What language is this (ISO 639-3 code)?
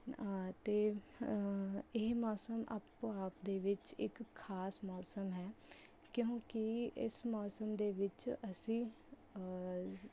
pan